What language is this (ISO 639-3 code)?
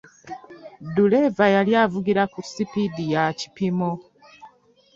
lug